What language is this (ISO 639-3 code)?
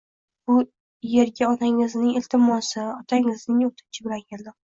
uzb